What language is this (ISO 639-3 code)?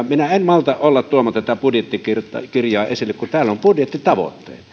fin